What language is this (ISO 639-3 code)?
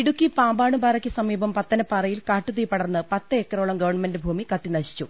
mal